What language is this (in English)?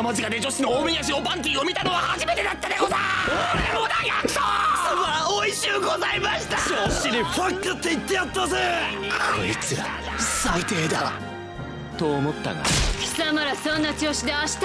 Japanese